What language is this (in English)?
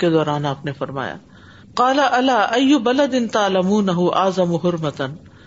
Urdu